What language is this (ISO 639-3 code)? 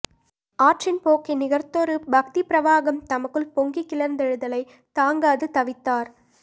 tam